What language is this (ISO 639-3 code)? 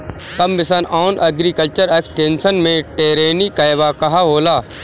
bho